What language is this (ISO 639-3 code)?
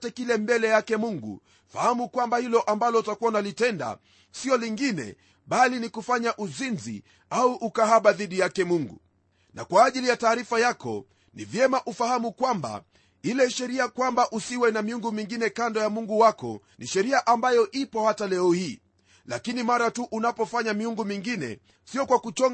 swa